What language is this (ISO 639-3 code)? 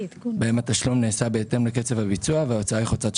heb